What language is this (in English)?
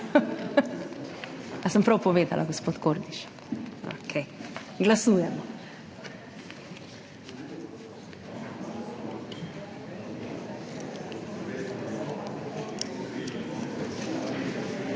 Slovenian